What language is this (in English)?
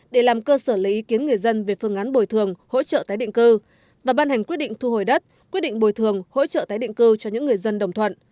Vietnamese